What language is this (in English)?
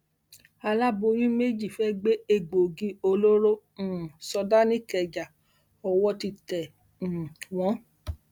Yoruba